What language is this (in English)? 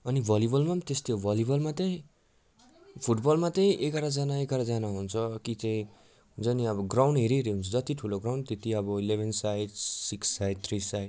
Nepali